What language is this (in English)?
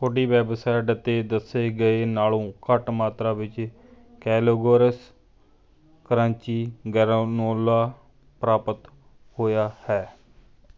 Punjabi